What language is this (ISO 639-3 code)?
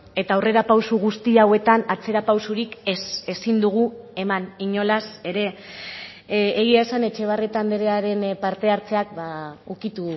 eus